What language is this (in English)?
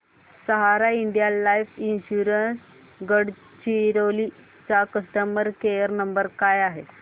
Marathi